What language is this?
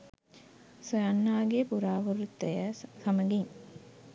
Sinhala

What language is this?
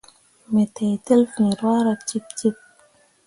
Mundang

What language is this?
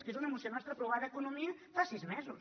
Catalan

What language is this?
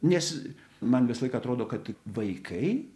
Lithuanian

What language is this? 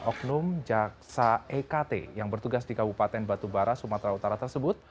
Indonesian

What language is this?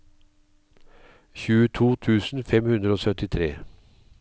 Norwegian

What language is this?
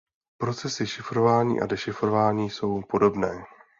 Czech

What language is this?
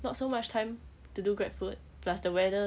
English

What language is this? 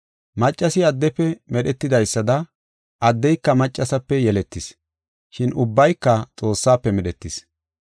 Gofa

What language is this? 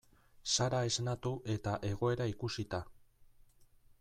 Basque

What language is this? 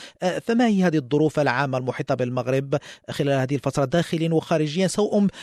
Arabic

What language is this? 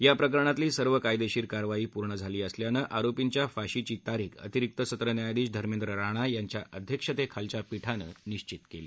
Marathi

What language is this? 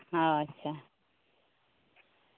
Santali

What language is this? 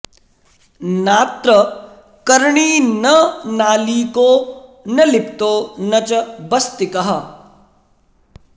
Sanskrit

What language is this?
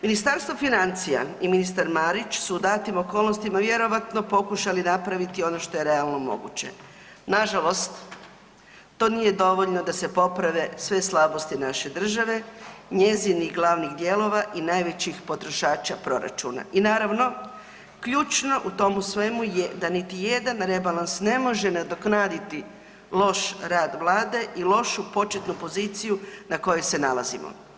Croatian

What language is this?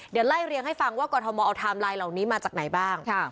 Thai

